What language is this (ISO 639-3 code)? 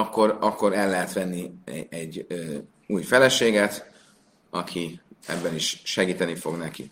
hun